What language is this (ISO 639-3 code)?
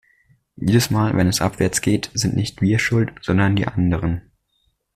deu